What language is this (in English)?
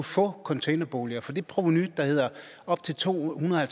Danish